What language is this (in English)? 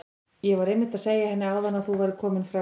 Icelandic